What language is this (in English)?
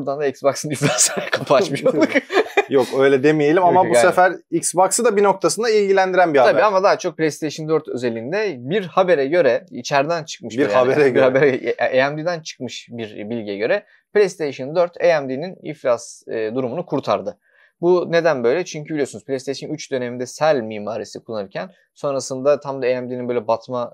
Turkish